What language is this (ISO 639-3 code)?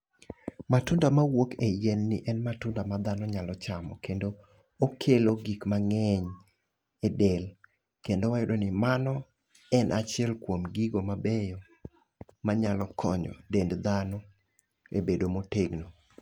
luo